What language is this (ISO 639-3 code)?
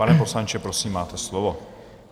ces